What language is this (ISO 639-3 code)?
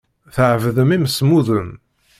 kab